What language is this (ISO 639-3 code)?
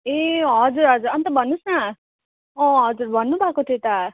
nep